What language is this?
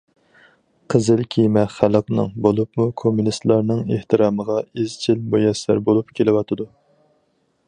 Uyghur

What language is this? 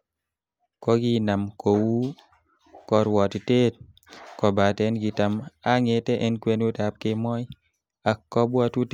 Kalenjin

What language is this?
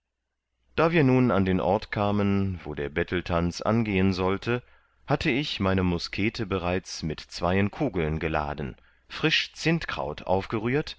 German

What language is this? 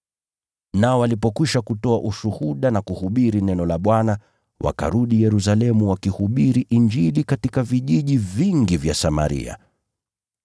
Swahili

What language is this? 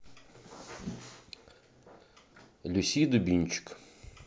Russian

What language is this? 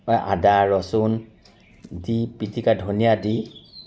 Assamese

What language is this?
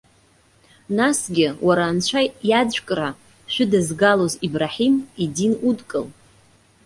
Abkhazian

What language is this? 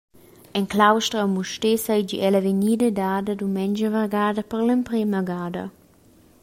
Romansh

